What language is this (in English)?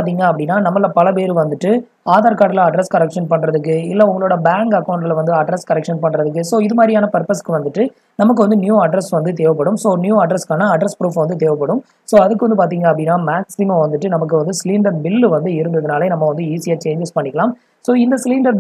Indonesian